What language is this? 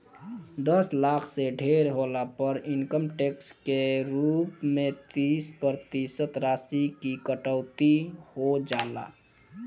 Bhojpuri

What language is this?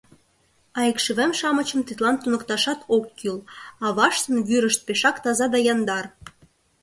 Mari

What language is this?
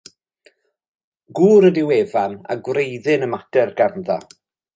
Welsh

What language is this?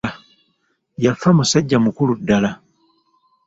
Ganda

